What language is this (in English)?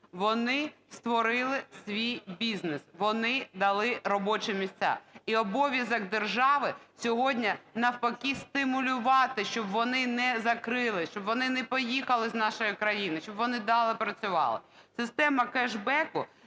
Ukrainian